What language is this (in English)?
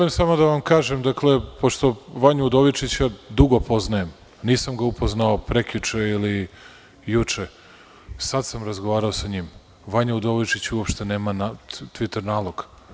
Serbian